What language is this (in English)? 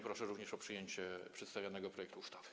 Polish